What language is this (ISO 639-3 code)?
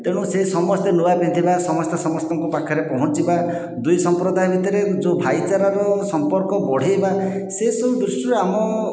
ori